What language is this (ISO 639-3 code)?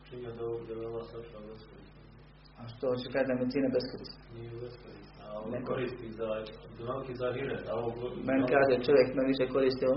hrv